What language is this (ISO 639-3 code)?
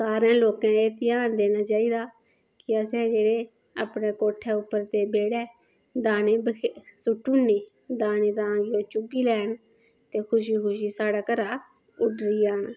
doi